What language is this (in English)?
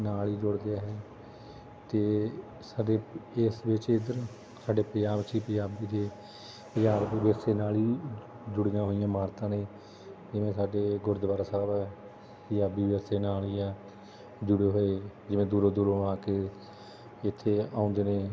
Punjabi